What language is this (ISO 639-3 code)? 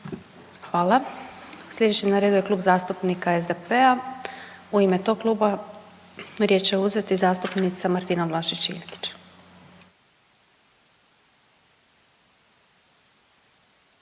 hrv